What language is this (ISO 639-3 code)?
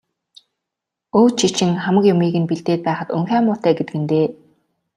mon